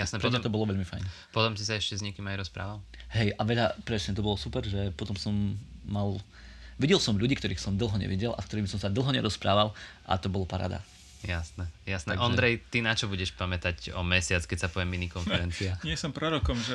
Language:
Slovak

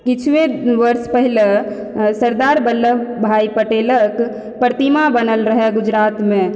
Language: Maithili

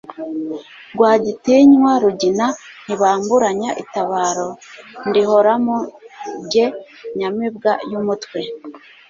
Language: Kinyarwanda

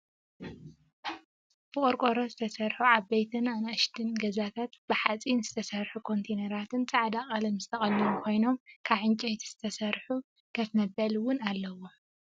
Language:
Tigrinya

